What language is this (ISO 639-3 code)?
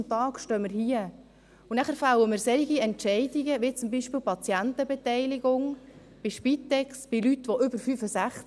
gsw